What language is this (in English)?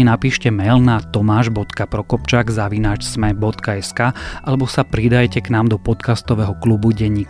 Slovak